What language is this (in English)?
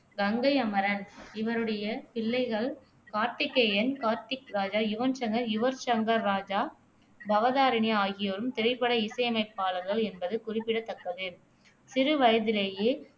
Tamil